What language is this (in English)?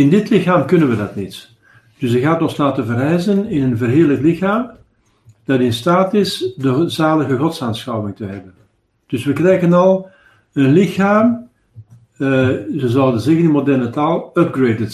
Dutch